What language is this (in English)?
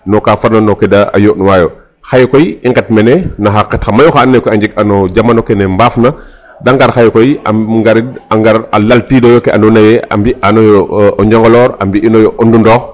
Serer